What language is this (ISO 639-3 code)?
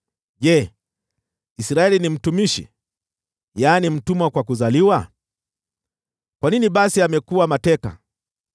swa